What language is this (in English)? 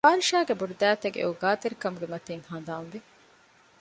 Divehi